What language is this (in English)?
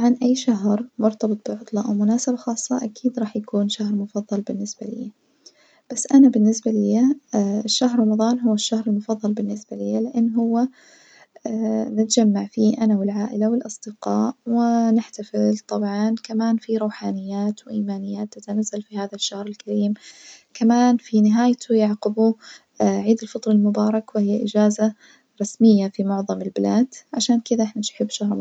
Najdi Arabic